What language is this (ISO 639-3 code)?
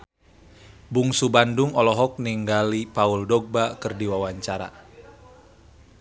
sun